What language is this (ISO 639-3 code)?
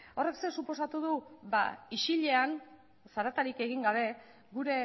eus